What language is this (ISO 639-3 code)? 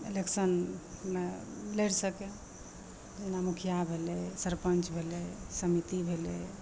mai